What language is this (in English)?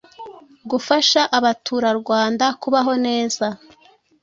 Kinyarwanda